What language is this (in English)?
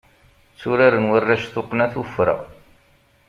Kabyle